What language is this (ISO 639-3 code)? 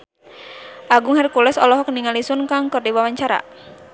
sun